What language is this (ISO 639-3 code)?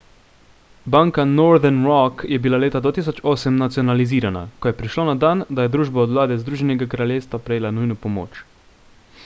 slv